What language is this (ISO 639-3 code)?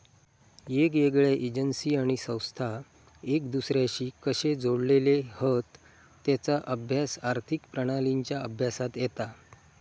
mar